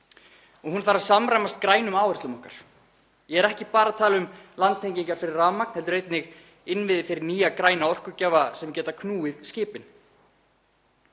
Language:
Icelandic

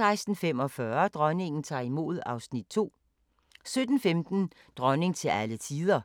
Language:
Danish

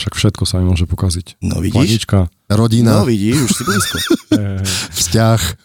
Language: Slovak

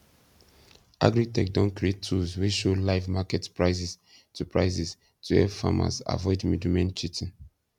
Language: Nigerian Pidgin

